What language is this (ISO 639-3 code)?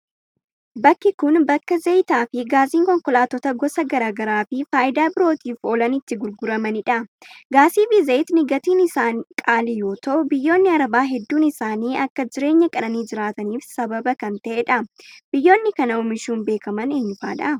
orm